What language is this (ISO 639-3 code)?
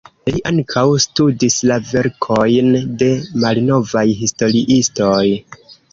epo